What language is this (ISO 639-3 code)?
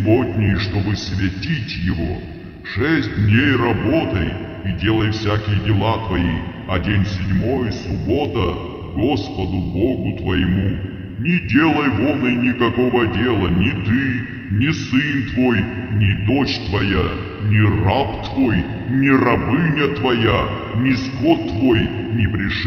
rus